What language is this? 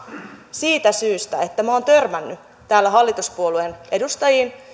Finnish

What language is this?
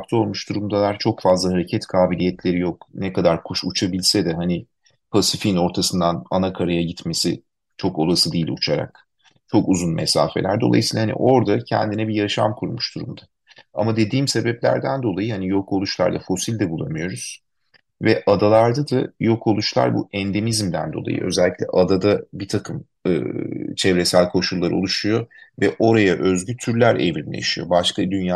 Turkish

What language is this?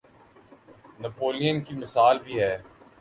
Urdu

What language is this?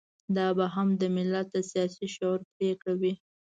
Pashto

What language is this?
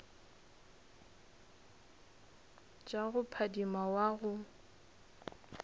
Northern Sotho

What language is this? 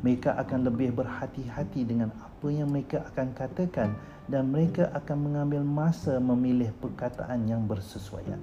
Malay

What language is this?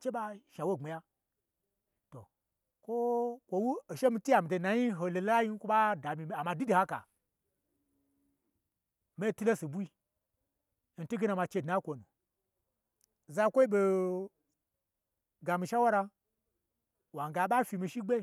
Gbagyi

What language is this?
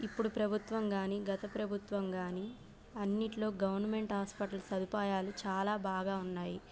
Telugu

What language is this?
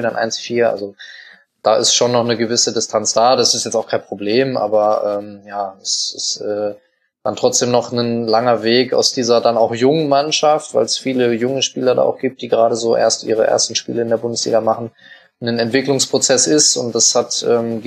German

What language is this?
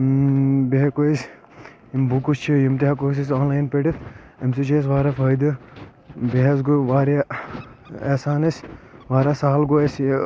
Kashmiri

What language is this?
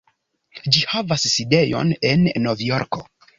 Esperanto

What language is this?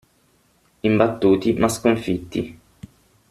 Italian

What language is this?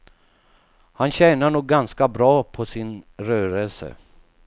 Swedish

